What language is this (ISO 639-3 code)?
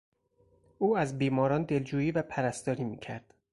fas